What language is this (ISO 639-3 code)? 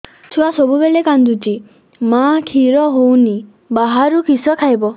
ori